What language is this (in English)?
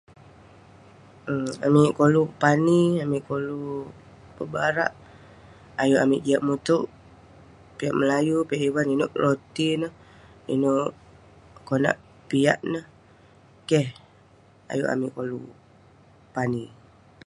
Western Penan